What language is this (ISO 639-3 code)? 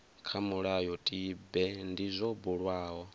ven